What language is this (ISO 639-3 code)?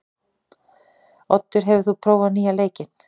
isl